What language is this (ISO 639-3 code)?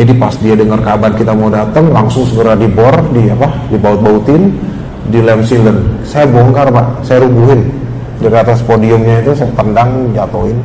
ind